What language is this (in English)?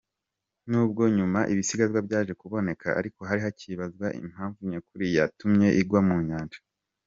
Kinyarwanda